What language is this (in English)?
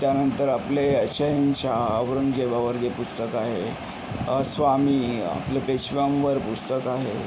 Marathi